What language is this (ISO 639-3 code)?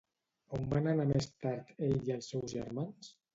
cat